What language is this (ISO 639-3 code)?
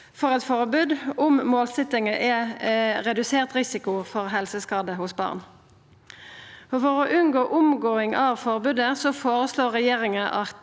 nor